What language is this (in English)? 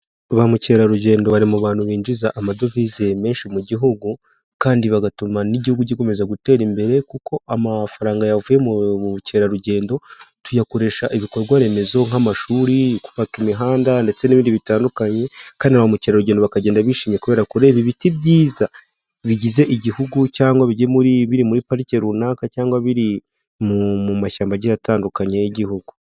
Kinyarwanda